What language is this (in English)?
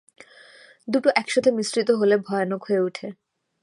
Bangla